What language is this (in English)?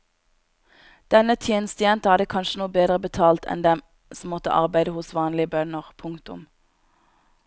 Norwegian